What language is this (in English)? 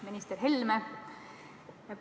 Estonian